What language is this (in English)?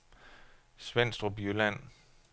Danish